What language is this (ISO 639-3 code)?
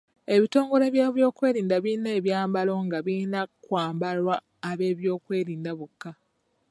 lug